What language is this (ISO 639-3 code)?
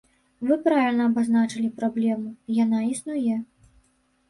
bel